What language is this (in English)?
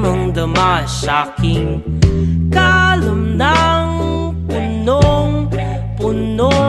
Romanian